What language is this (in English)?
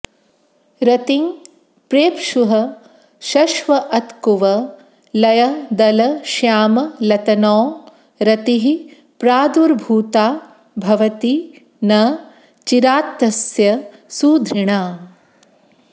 Sanskrit